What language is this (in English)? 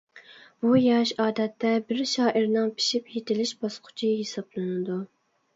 Uyghur